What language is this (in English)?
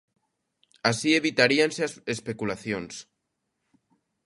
Galician